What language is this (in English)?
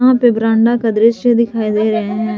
Hindi